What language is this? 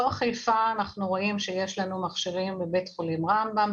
Hebrew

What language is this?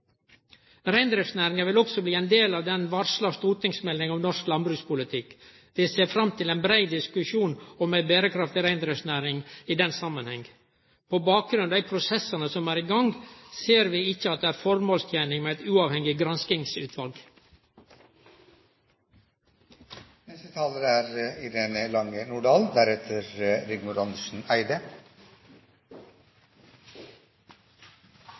Norwegian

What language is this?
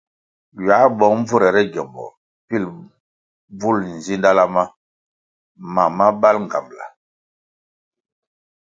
Kwasio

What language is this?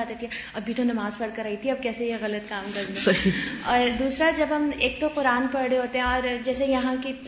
Urdu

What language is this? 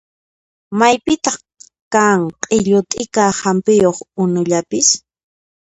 Puno Quechua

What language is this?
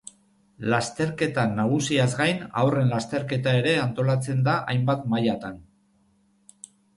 Basque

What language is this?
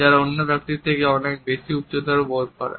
Bangla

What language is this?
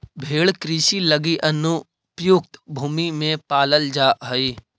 Magahi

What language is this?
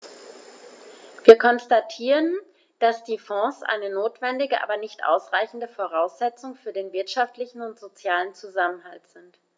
German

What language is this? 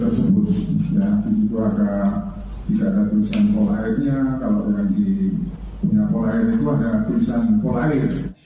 Indonesian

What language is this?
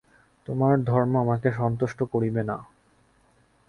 Bangla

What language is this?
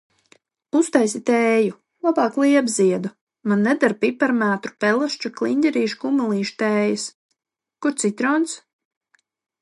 Latvian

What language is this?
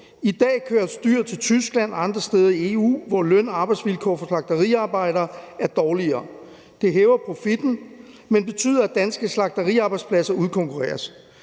Danish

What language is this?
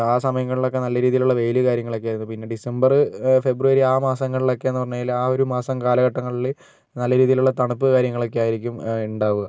Malayalam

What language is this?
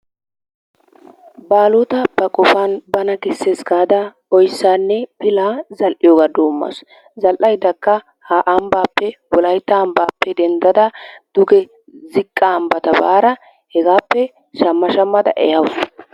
Wolaytta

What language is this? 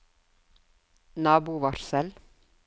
Norwegian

